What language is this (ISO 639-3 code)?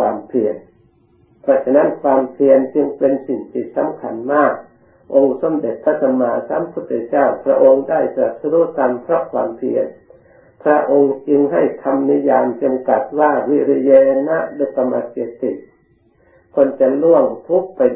tha